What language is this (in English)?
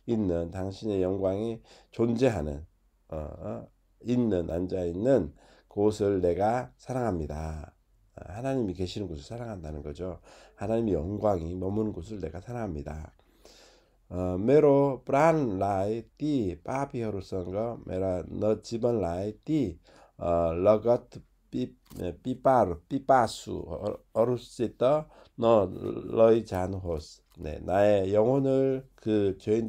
Korean